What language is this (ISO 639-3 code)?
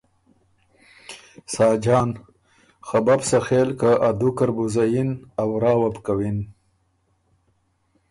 oru